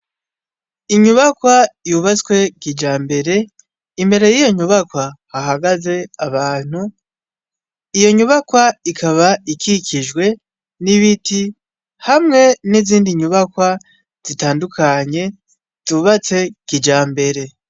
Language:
Rundi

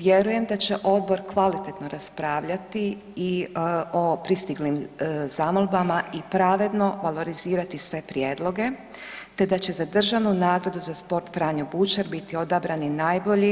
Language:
Croatian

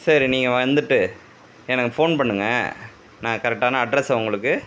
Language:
Tamil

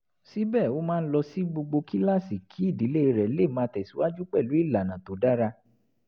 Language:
Yoruba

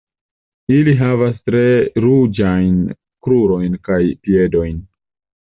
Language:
Esperanto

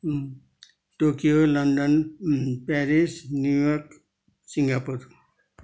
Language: Nepali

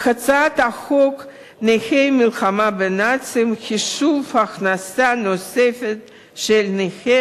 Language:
Hebrew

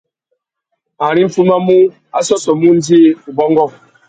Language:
Tuki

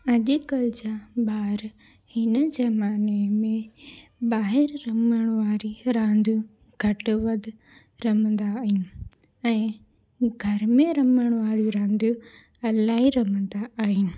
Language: Sindhi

